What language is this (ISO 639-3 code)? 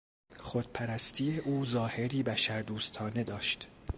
fas